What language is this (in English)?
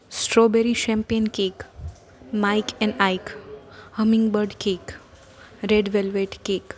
Gujarati